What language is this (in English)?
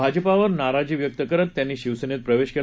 Marathi